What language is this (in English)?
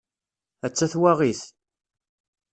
Kabyle